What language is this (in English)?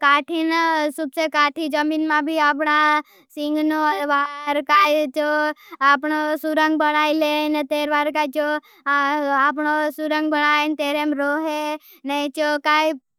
Bhili